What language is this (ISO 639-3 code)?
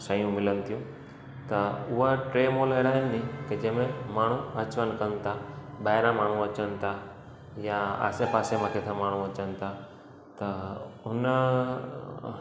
snd